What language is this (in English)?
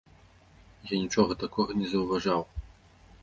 Belarusian